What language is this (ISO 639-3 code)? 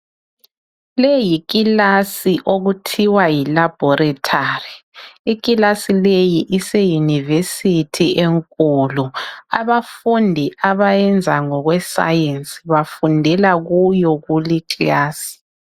nde